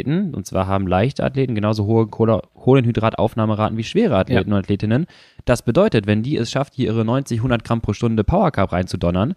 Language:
German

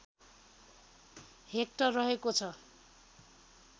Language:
Nepali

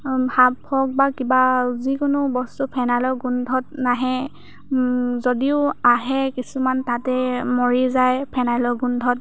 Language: Assamese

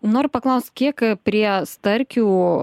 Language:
Lithuanian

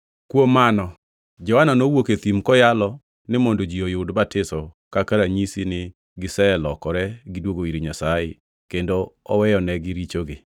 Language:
Luo (Kenya and Tanzania)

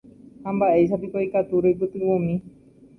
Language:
Guarani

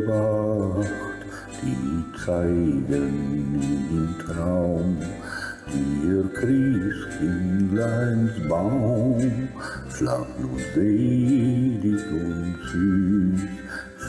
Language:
Romanian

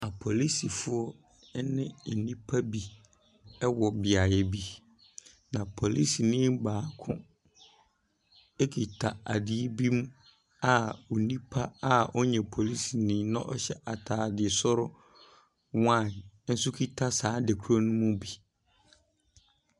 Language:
Akan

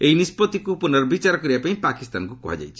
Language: Odia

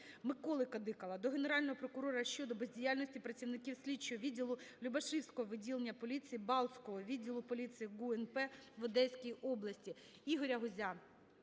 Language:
Ukrainian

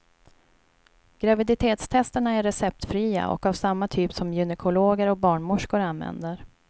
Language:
Swedish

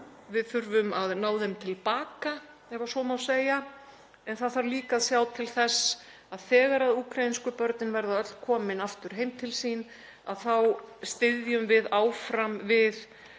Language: Icelandic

